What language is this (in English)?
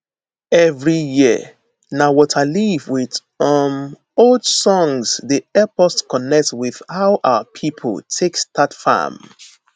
Nigerian Pidgin